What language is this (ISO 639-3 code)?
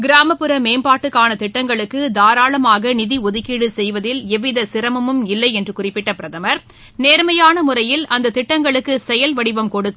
tam